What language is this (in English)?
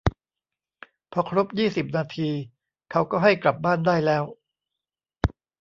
Thai